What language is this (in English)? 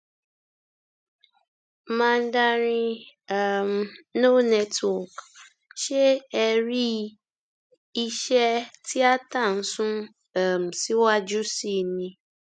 Yoruba